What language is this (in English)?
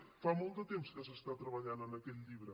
Catalan